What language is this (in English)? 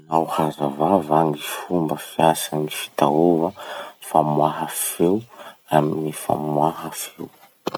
Masikoro Malagasy